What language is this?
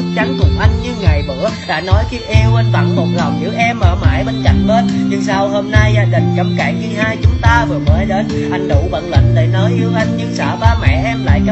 Vietnamese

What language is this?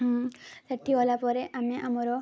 Odia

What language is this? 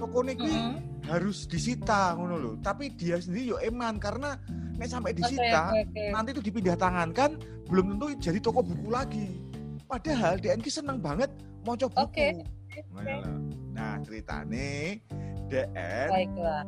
Indonesian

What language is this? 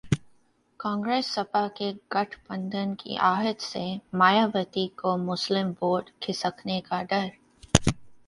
Hindi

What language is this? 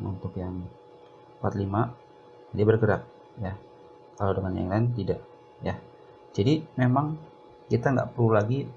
Indonesian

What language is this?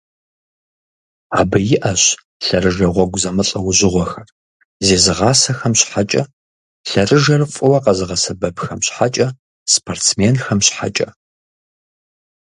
Kabardian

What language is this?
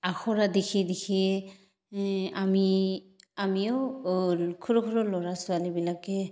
Assamese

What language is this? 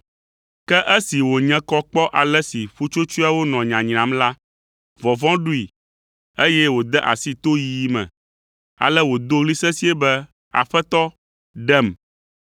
Ewe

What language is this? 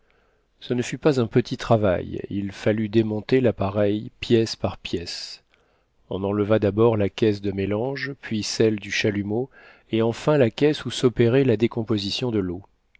French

